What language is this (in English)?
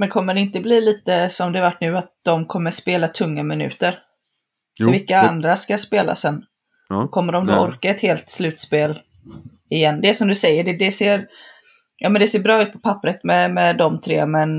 Swedish